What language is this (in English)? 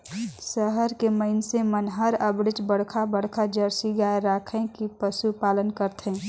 Chhattisgarhi